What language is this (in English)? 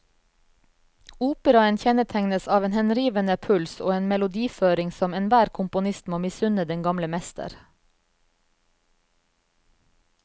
Norwegian